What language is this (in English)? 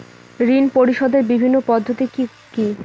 Bangla